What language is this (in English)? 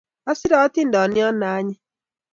Kalenjin